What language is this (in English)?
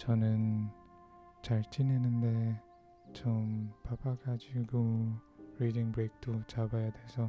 Korean